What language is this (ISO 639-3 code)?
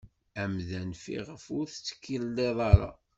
kab